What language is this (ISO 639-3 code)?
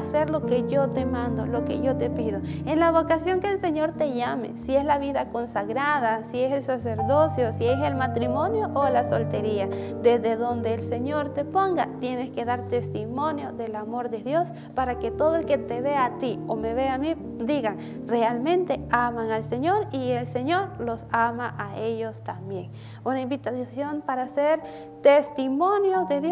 spa